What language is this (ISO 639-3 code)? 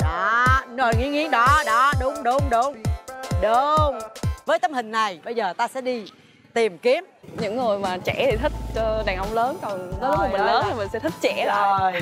vie